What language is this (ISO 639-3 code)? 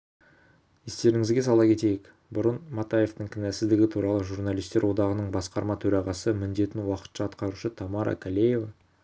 kaz